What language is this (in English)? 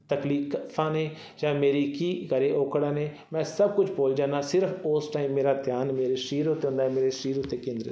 Punjabi